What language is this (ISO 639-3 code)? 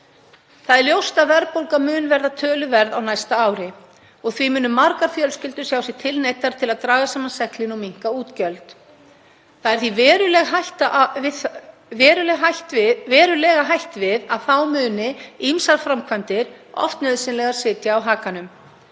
isl